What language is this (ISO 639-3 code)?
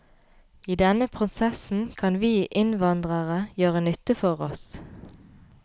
nor